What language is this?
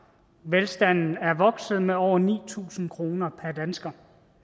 Danish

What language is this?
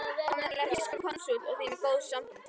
Icelandic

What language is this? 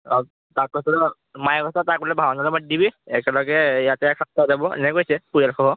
Assamese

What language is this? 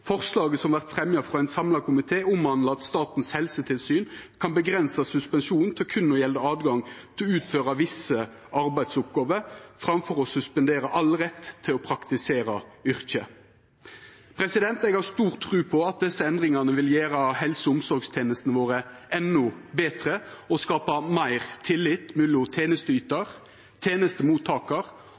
Norwegian Nynorsk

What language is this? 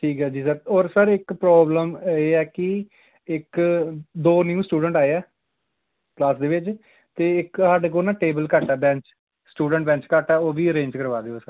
Punjabi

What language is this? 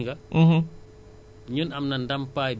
Wolof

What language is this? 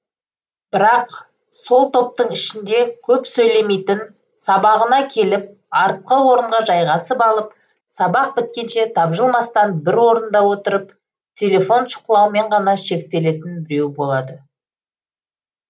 Kazakh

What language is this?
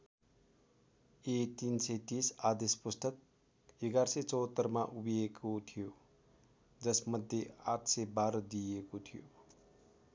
Nepali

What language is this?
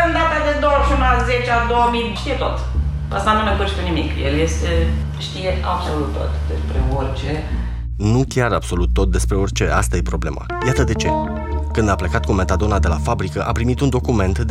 Romanian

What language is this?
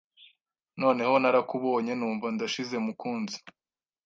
Kinyarwanda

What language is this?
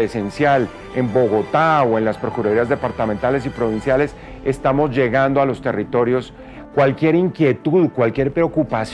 Spanish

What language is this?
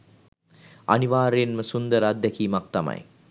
Sinhala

